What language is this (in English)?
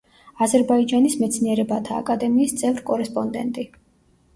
Georgian